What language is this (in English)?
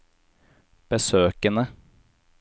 Norwegian